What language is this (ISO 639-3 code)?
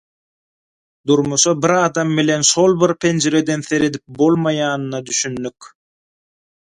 tuk